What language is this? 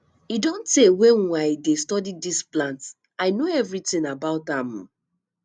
Nigerian Pidgin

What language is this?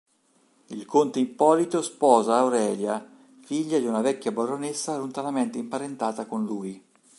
Italian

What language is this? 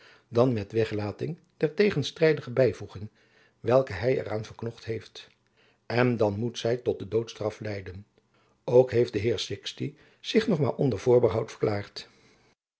Dutch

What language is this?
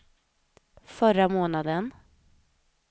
Swedish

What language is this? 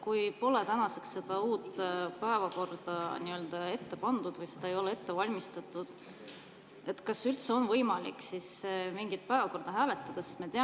Estonian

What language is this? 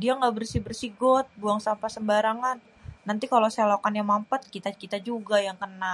Betawi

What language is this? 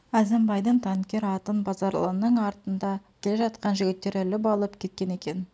Kazakh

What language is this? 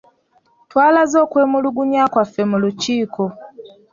Ganda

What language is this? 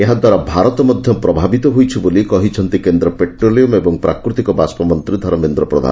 Odia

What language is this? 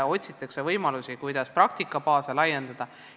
Estonian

